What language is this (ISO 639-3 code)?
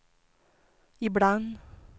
swe